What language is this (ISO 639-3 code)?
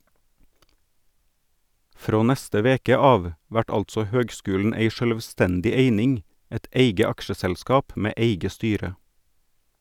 nor